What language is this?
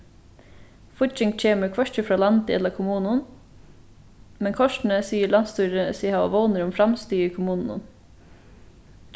Faroese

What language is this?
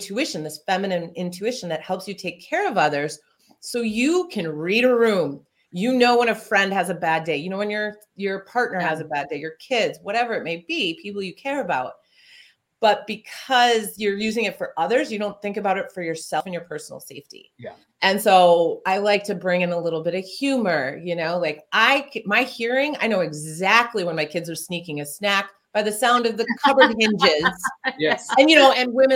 English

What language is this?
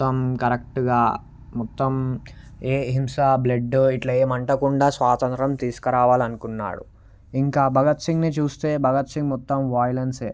Telugu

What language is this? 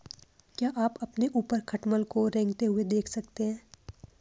Hindi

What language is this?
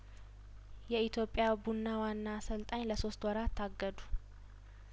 Amharic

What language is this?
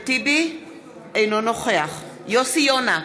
Hebrew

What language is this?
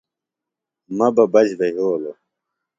Phalura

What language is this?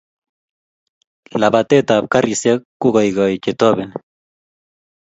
Kalenjin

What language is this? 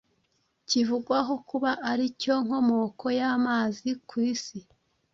Kinyarwanda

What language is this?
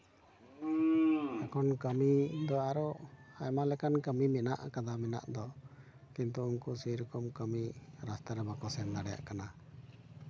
Santali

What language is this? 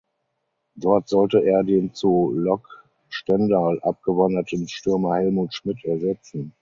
German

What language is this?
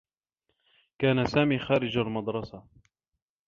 Arabic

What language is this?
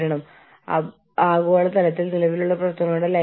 Malayalam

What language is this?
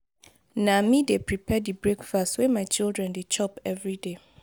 Nigerian Pidgin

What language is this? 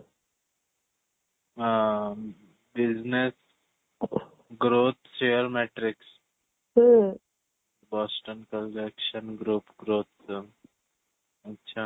Odia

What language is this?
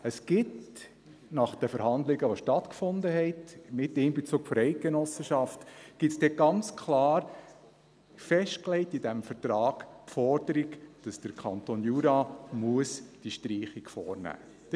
Swiss German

